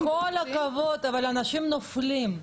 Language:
Hebrew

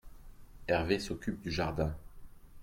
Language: French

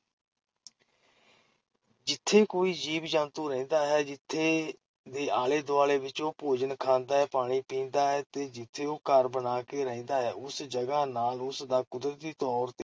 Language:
Punjabi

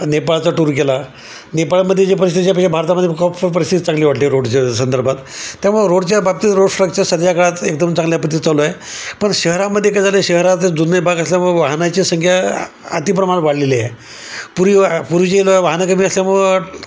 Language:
Marathi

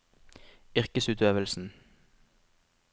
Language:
Norwegian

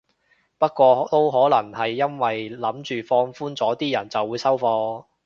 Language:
Cantonese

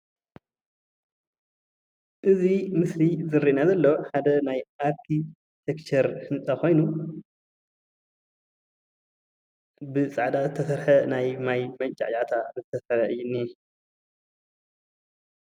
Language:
Tigrinya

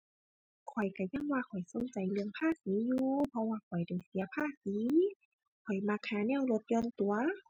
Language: Thai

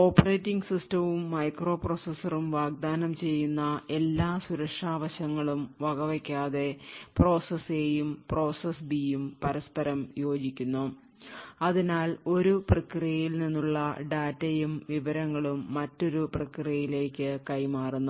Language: Malayalam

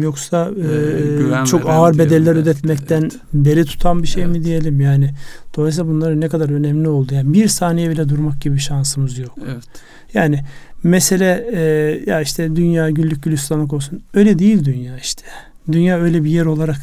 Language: Turkish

